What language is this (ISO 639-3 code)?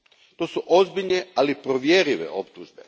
hrv